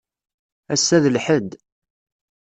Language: Kabyle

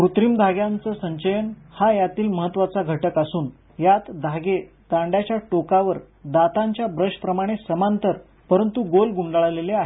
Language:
Marathi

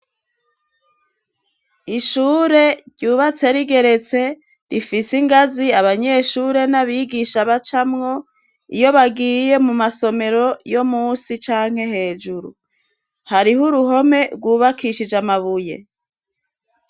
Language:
Rundi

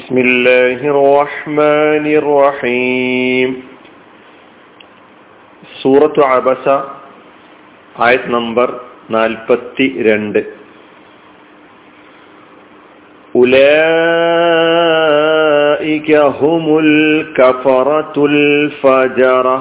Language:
Malayalam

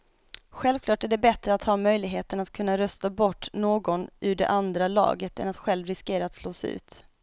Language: Swedish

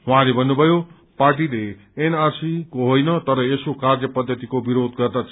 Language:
Nepali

